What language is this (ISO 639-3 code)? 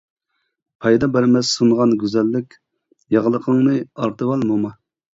uig